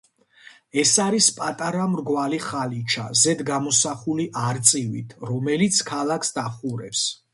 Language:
Georgian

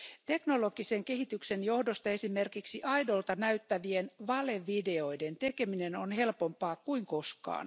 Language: Finnish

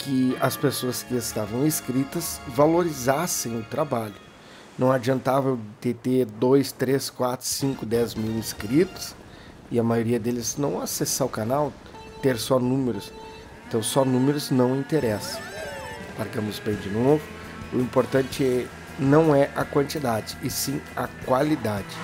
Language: Portuguese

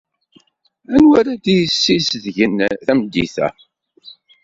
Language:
Kabyle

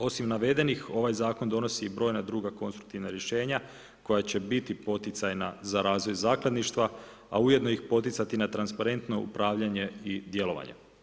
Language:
Croatian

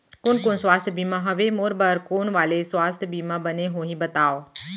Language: Chhattisgarhi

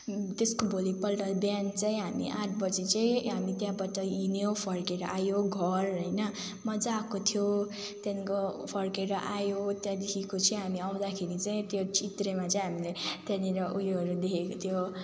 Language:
Nepali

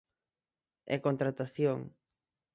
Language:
Galician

